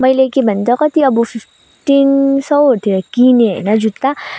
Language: Nepali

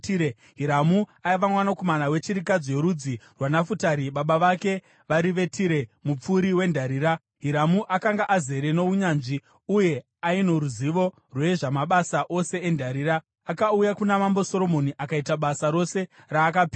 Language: Shona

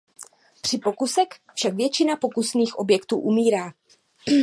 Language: Czech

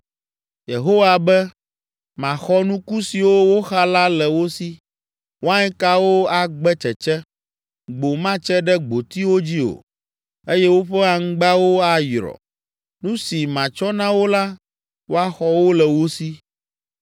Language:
Ewe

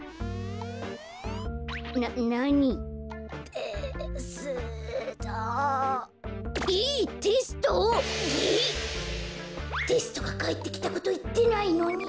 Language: Japanese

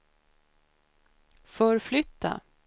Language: Swedish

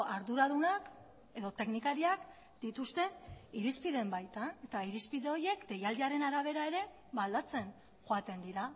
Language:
Basque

